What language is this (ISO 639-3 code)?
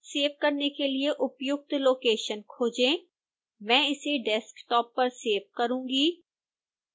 hin